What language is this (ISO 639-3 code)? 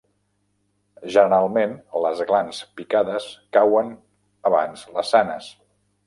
cat